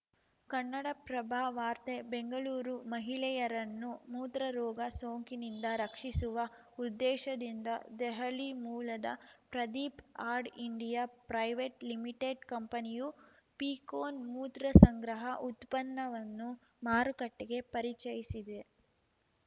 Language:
Kannada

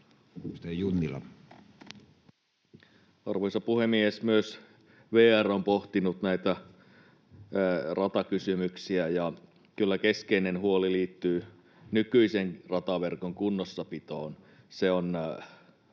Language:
Finnish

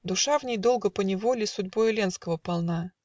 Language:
Russian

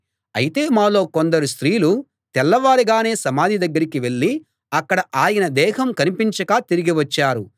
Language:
Telugu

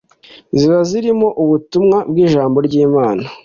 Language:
Kinyarwanda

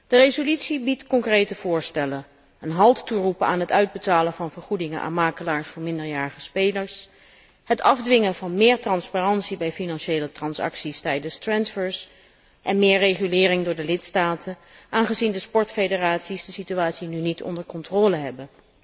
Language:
Dutch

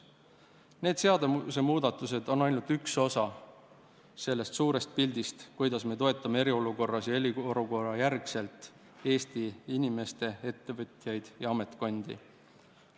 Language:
Estonian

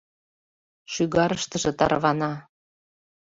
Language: Mari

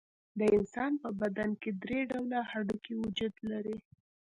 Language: Pashto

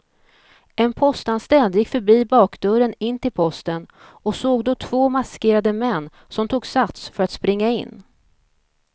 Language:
Swedish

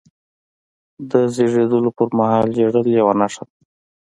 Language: Pashto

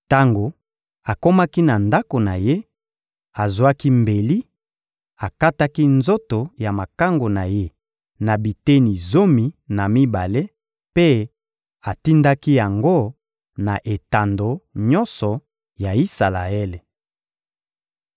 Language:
Lingala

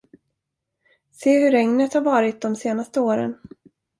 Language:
Swedish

